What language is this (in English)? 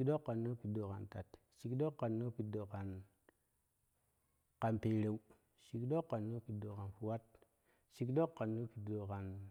Kushi